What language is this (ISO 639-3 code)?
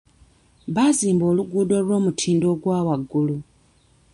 lug